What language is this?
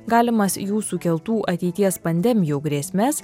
Lithuanian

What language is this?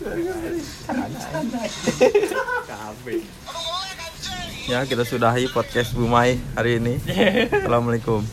Indonesian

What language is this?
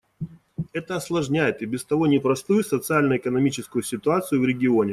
Russian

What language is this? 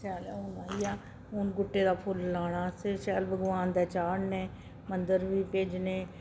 Dogri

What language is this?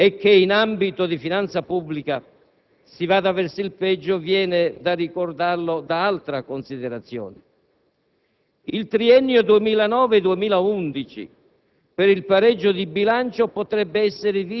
Italian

